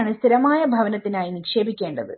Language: Malayalam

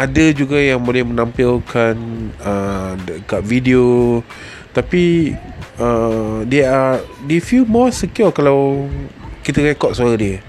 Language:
Malay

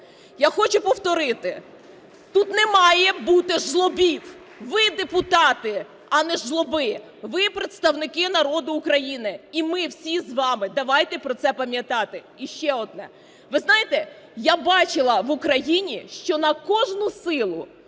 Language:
Ukrainian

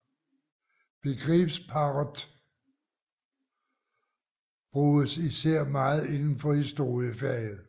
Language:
Danish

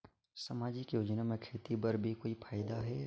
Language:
Chhattisgarhi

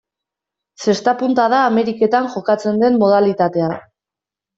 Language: Basque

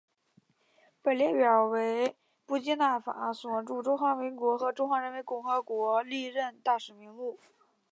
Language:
Chinese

